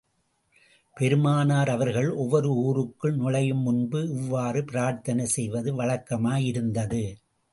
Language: Tamil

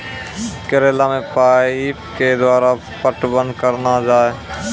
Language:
Maithili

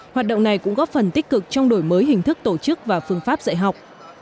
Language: Vietnamese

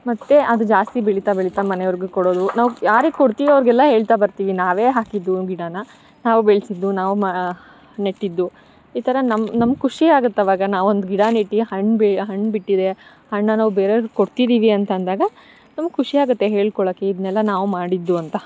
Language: Kannada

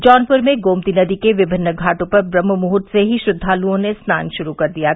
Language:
Hindi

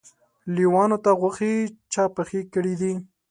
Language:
Pashto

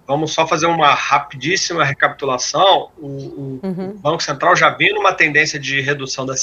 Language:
Portuguese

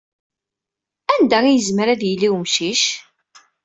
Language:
Kabyle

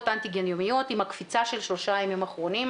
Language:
Hebrew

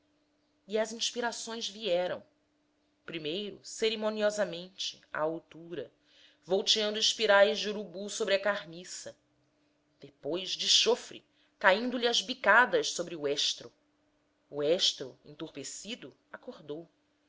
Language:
Portuguese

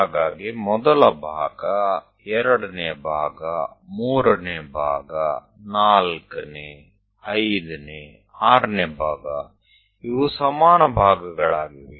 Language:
Kannada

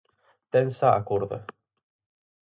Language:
Galician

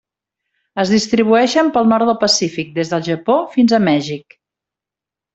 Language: Catalan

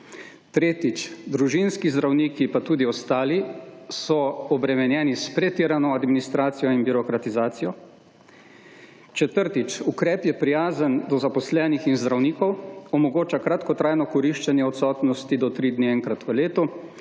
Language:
Slovenian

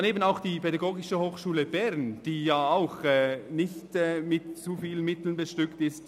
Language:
Swiss German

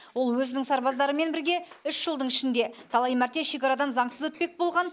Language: Kazakh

